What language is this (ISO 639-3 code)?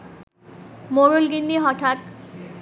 ben